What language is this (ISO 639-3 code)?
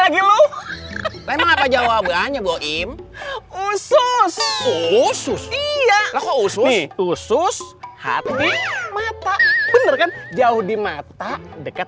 ind